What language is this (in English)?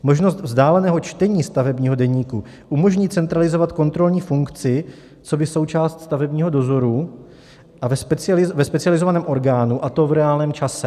Czech